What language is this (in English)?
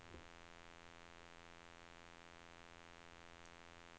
Norwegian